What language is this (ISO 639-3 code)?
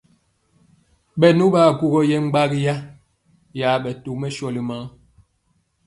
mcx